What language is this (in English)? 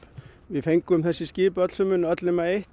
Icelandic